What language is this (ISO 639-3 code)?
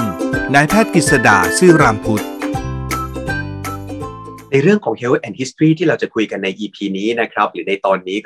tha